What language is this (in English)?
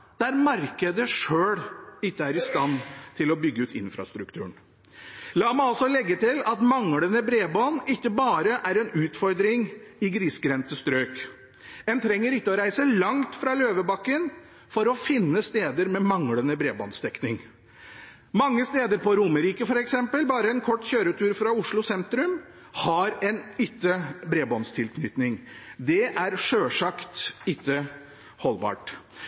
Norwegian Bokmål